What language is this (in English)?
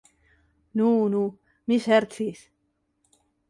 Esperanto